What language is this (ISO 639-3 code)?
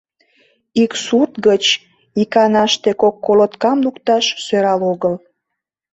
chm